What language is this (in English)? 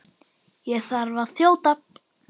Icelandic